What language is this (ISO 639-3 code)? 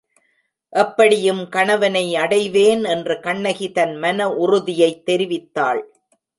tam